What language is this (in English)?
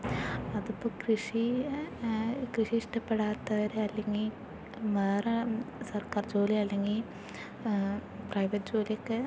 Malayalam